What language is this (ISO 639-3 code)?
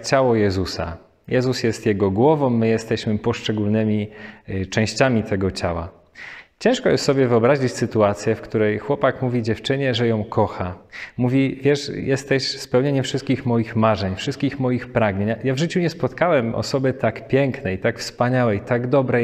pol